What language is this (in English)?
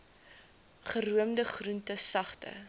Afrikaans